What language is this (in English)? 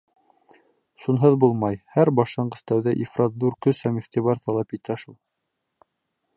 Bashkir